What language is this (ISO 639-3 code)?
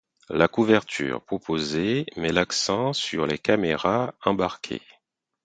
fra